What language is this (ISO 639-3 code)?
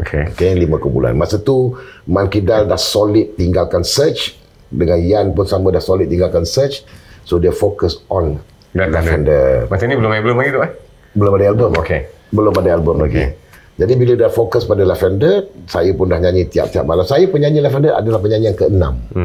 msa